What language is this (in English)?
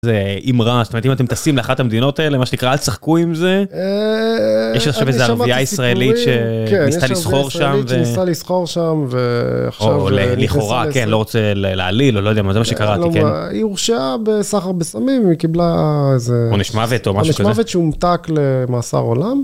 Hebrew